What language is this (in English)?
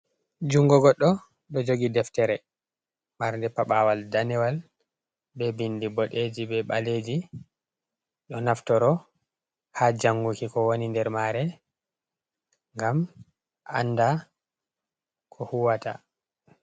Fula